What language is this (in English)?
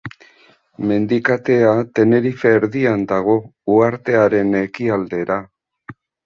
Basque